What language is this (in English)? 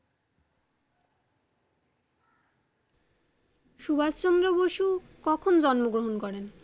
Bangla